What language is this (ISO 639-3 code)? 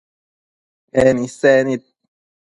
mcf